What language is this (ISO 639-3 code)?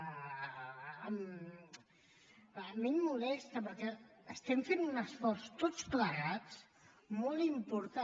cat